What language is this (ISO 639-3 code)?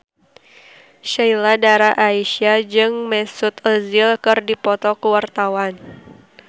sun